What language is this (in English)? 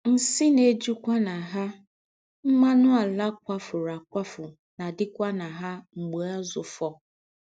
Igbo